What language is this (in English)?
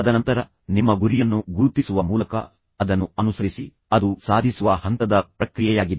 Kannada